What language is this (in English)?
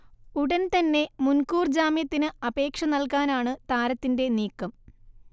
Malayalam